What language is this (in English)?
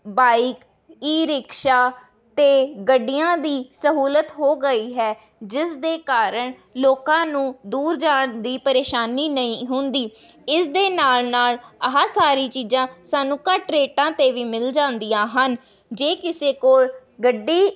Punjabi